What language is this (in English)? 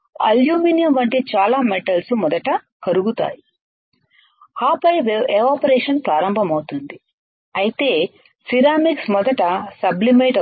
Telugu